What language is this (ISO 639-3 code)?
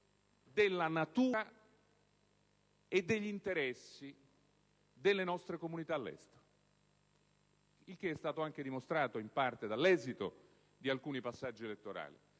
ita